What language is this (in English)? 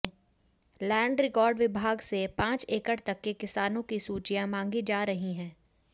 Hindi